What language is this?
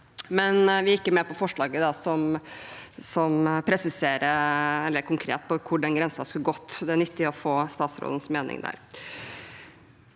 Norwegian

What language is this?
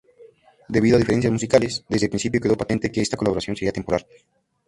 Spanish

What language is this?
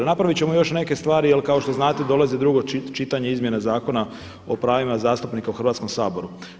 Croatian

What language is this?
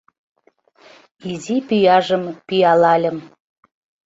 Mari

